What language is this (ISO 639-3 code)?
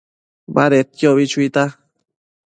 mcf